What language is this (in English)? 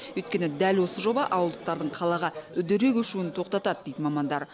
Kazakh